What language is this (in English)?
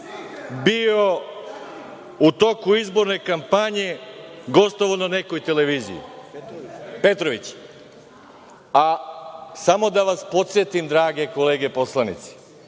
Serbian